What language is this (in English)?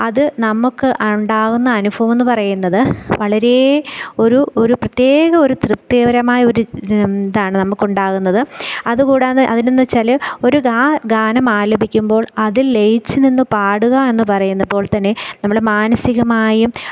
Malayalam